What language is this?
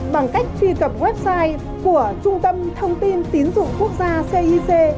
Vietnamese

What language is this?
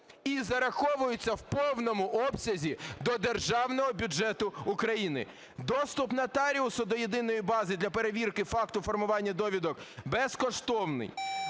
Ukrainian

